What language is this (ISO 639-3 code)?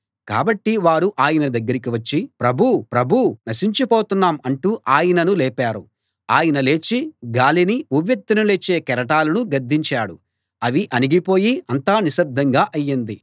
tel